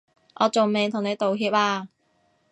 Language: Cantonese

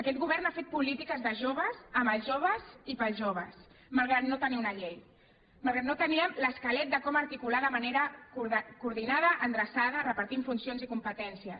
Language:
Catalan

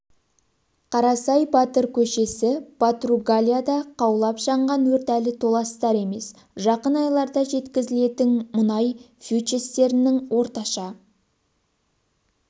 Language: Kazakh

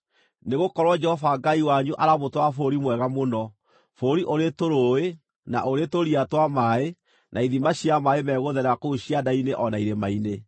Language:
Kikuyu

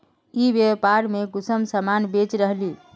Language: Magahi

